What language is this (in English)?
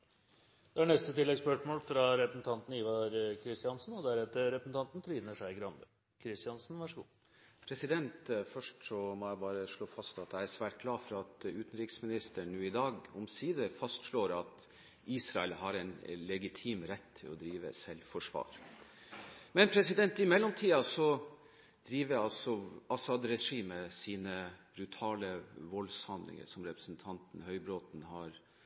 Norwegian